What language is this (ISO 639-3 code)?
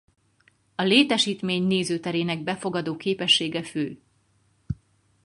hun